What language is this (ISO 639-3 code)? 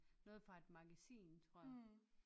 dan